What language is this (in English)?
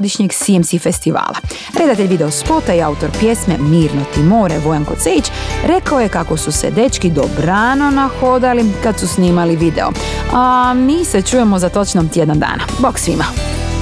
Croatian